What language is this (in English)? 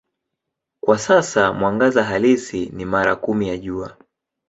Swahili